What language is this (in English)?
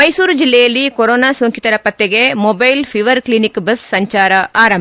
Kannada